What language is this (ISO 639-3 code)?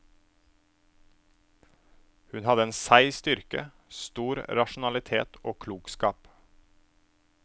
nor